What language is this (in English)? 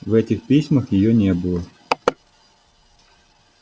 Russian